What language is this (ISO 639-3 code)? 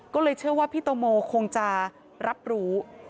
tha